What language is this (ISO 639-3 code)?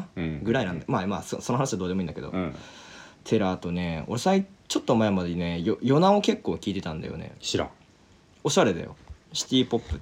jpn